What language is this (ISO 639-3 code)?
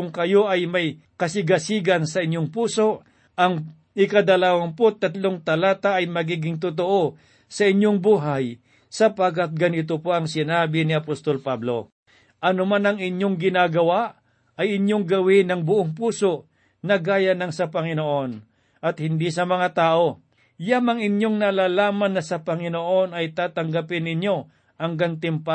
fil